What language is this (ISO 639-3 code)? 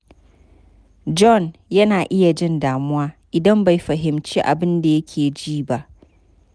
hau